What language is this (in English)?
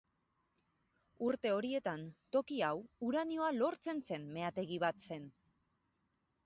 Basque